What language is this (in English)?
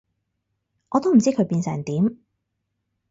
Cantonese